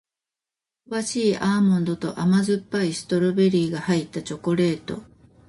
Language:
Japanese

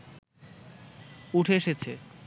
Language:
Bangla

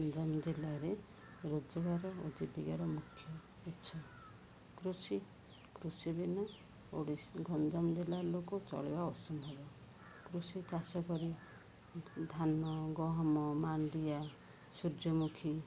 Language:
Odia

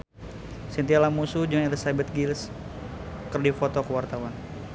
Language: Sundanese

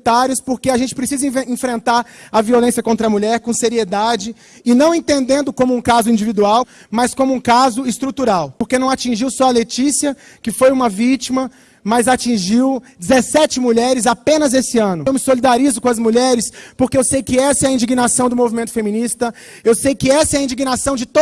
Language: Portuguese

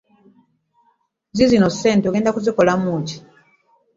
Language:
Ganda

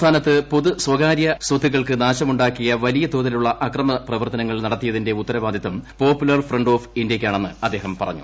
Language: Malayalam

